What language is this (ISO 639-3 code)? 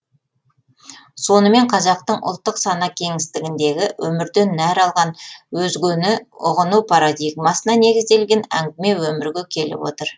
kaz